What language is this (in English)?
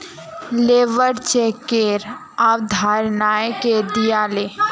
Magahi